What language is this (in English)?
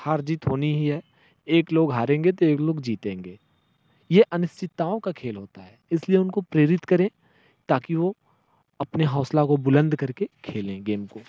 Hindi